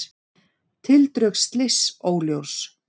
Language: Icelandic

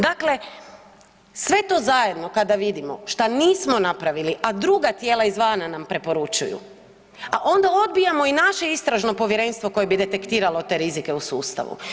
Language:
Croatian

